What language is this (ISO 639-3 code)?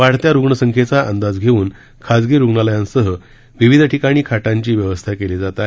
mar